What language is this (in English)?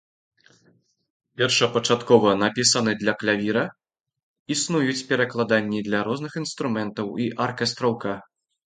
Belarusian